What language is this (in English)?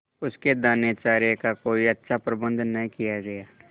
Hindi